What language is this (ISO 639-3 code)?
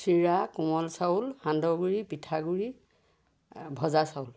asm